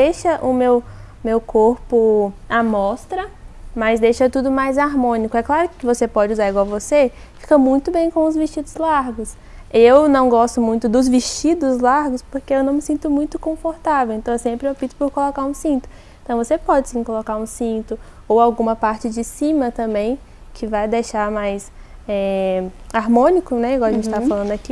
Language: Portuguese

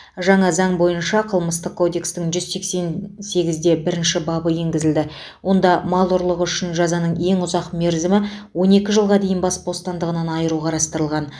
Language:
Kazakh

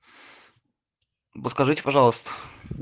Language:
Russian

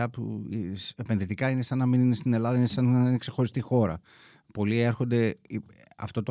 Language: Greek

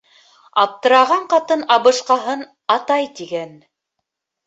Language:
Bashkir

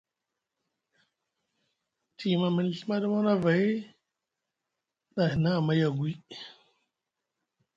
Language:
Musgu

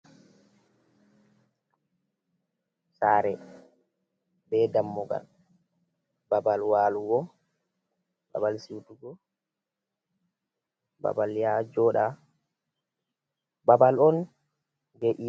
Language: Fula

